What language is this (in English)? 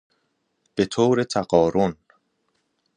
Persian